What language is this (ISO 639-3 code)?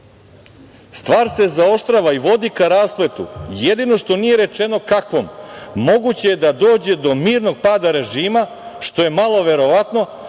srp